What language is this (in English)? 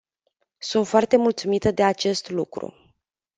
Romanian